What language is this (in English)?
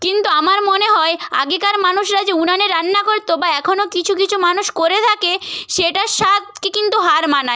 Bangla